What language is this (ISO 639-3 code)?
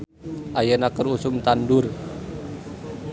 sun